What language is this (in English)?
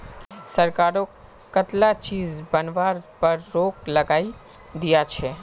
Magahi